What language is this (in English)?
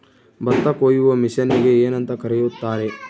Kannada